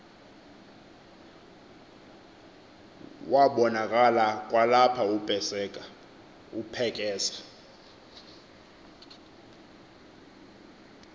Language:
Xhosa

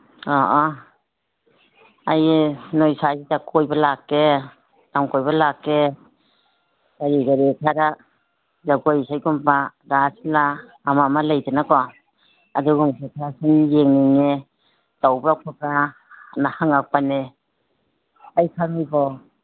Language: Manipuri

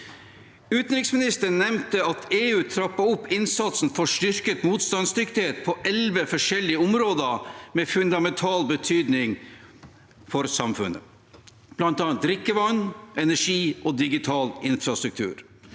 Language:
Norwegian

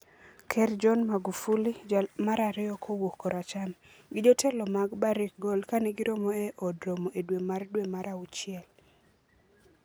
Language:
Luo (Kenya and Tanzania)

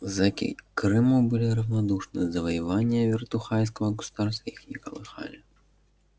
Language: Russian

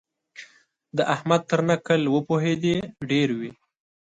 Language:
Pashto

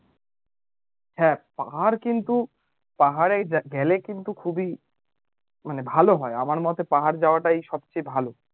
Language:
Bangla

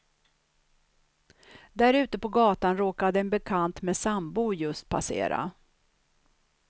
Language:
Swedish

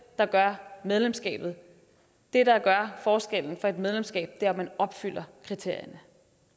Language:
Danish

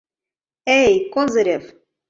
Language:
Mari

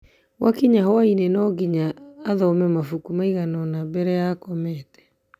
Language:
Kikuyu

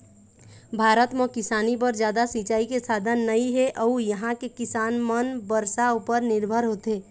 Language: Chhattisgarhi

